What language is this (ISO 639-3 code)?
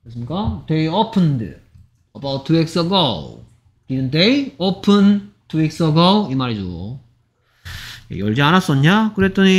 kor